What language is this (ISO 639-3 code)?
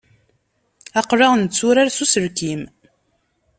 kab